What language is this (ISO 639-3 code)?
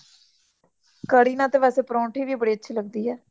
pan